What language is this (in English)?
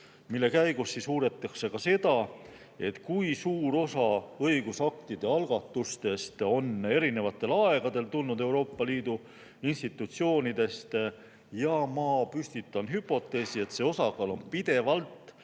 Estonian